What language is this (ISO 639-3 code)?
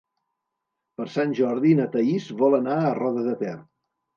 cat